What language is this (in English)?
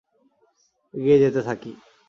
Bangla